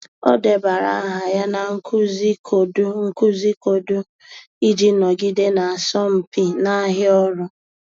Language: Igbo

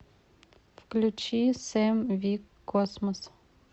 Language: Russian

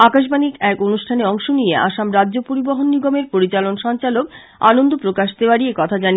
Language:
Bangla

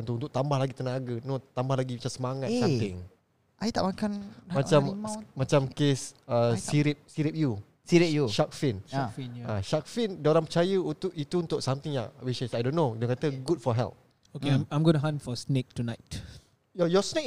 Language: Malay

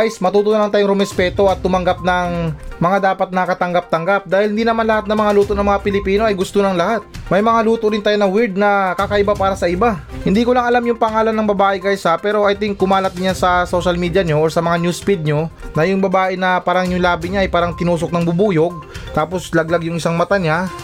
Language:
Filipino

